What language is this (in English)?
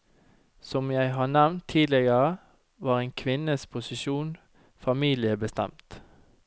Norwegian